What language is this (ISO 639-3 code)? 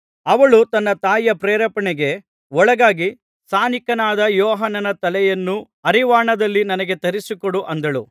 kan